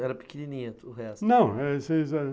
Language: Portuguese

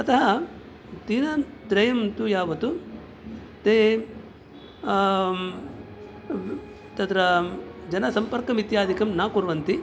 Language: Sanskrit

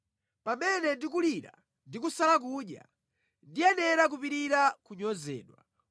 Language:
Nyanja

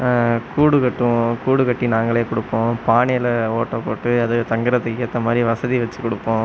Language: Tamil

